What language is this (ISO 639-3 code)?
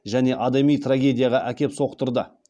kaz